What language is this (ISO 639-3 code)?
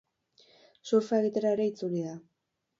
eus